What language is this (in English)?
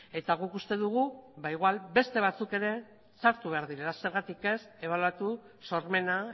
Basque